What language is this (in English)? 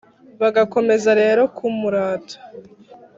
Kinyarwanda